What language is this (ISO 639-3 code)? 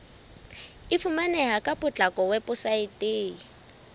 sot